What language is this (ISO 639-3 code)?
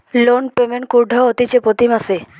ben